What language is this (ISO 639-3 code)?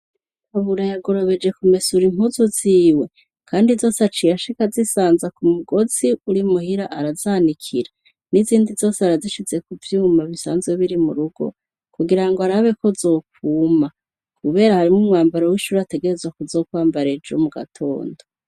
run